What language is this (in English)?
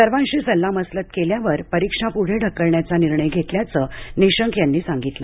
Marathi